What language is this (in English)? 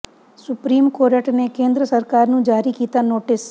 Punjabi